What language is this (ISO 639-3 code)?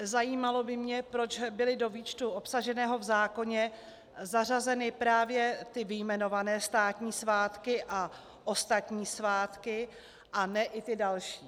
ces